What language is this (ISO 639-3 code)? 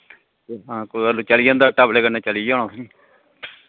doi